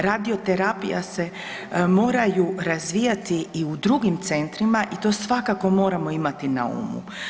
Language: Croatian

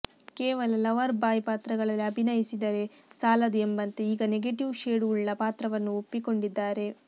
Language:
Kannada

